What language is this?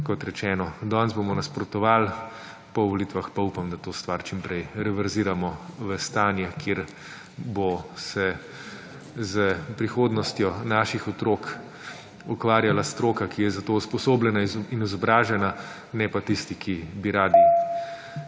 Slovenian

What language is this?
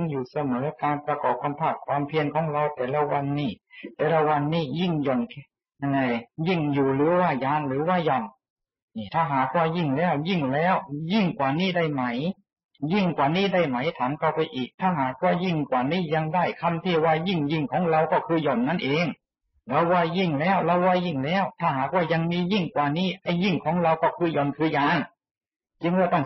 Thai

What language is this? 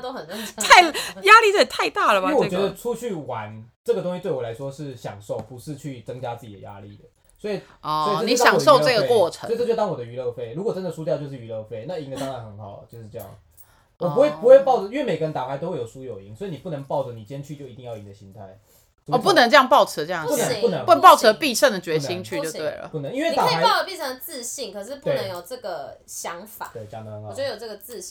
Chinese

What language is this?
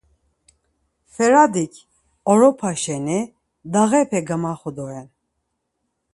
Laz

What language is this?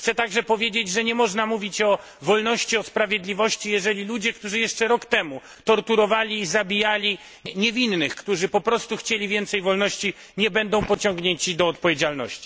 Polish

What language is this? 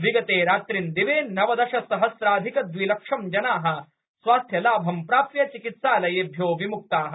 Sanskrit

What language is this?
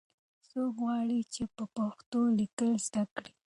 Pashto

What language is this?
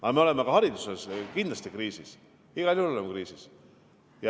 Estonian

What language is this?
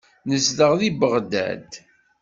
Kabyle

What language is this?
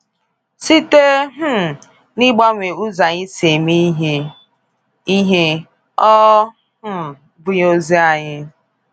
Igbo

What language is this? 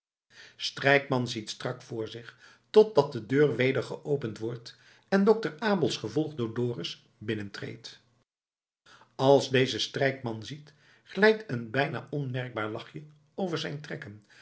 Dutch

